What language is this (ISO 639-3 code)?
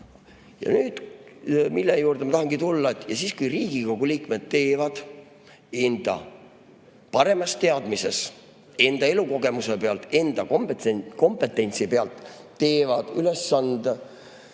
est